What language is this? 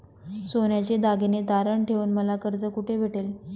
Marathi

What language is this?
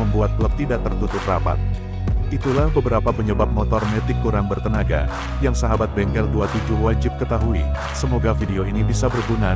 Indonesian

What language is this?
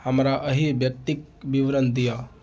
Maithili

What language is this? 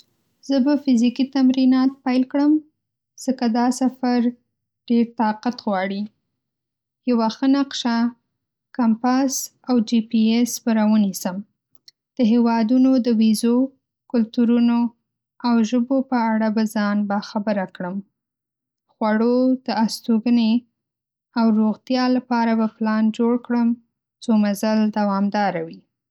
Pashto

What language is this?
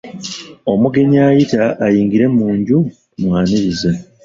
Ganda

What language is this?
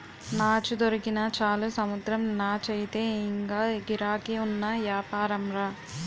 Telugu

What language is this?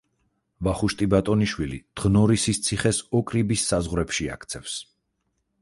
Georgian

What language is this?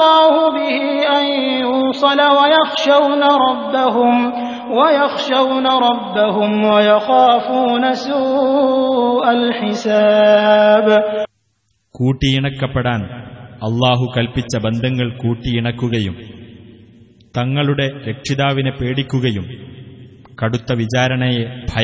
Arabic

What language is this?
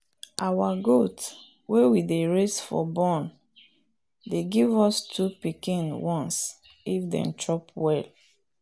Nigerian Pidgin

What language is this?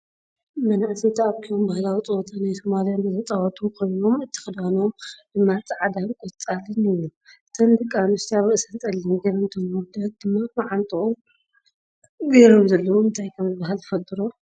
Tigrinya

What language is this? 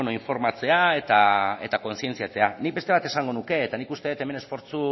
Basque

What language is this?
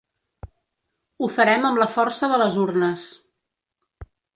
Catalan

